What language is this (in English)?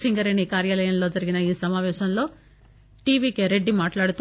Telugu